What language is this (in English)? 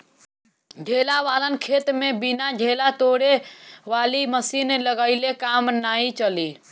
Bhojpuri